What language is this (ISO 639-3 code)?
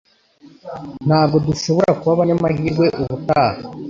kin